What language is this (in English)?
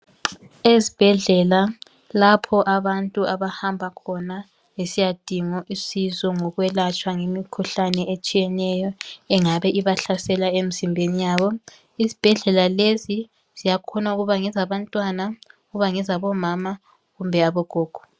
North Ndebele